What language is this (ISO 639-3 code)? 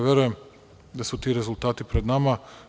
srp